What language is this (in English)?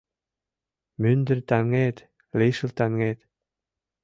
Mari